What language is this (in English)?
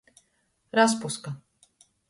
Latgalian